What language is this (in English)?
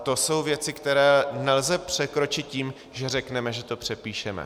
Czech